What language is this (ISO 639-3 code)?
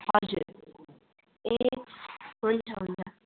nep